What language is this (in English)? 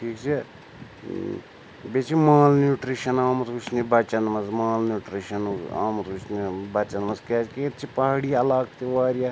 Kashmiri